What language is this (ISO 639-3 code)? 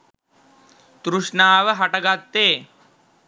sin